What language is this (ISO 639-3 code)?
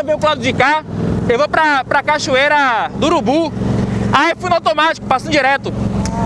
por